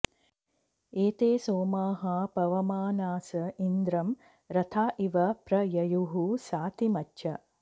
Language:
Sanskrit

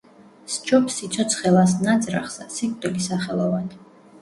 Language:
Georgian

